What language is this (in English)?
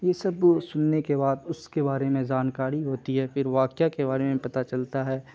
Urdu